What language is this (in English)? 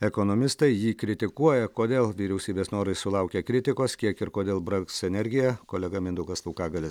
Lithuanian